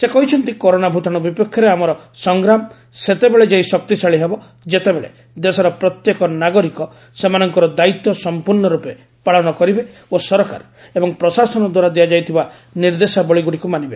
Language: Odia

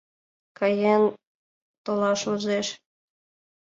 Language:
Mari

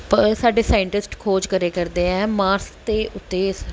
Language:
Punjabi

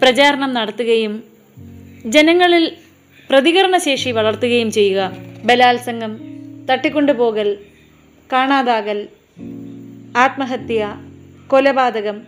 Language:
Malayalam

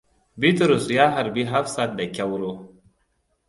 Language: Hausa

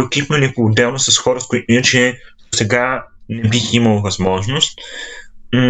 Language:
Bulgarian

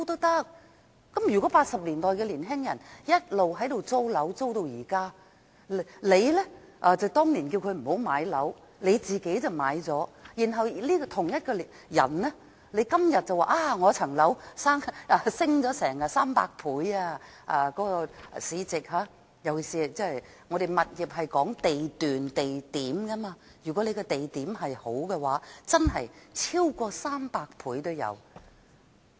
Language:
Cantonese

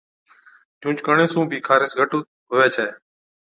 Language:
Od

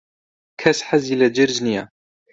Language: Central Kurdish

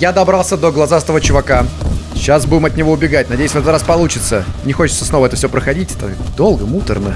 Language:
Russian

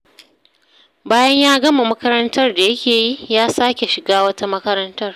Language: Hausa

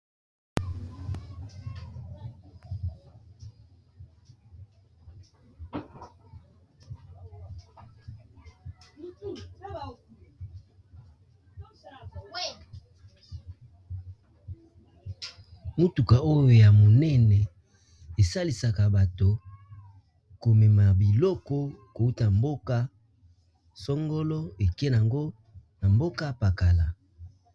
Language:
Lingala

